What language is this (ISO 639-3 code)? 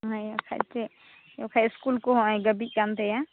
sat